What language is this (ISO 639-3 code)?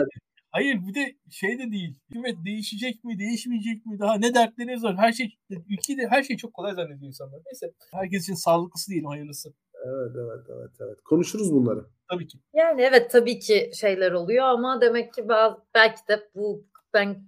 tur